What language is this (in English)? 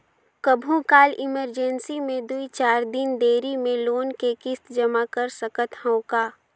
Chhattisgarhi